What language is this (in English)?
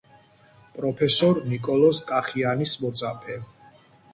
Georgian